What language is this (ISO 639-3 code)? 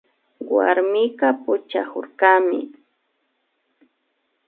qvi